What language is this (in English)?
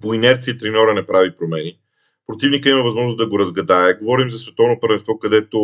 Bulgarian